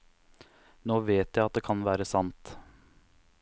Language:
Norwegian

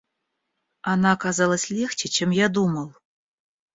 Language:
Russian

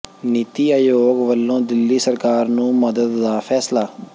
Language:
Punjabi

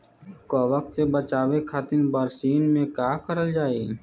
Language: Bhojpuri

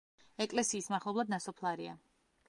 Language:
Georgian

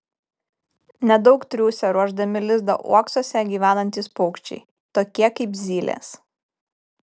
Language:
Lithuanian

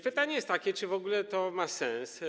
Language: Polish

